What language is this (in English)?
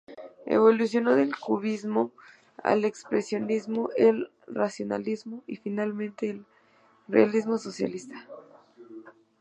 Spanish